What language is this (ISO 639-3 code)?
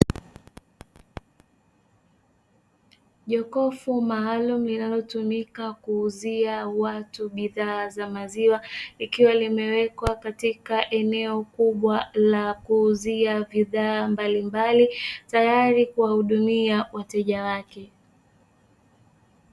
swa